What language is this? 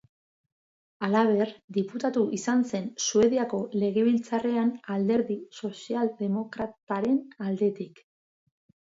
Basque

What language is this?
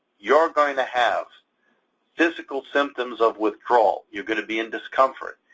English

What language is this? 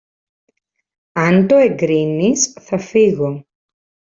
Greek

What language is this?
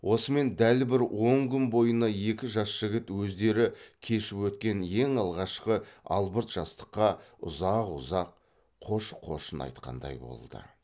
Kazakh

